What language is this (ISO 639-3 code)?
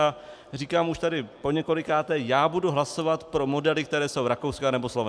ces